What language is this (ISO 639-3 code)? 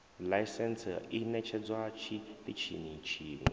ven